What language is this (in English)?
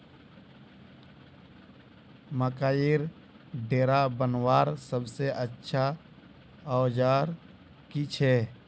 Magahi